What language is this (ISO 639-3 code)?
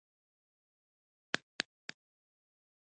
pus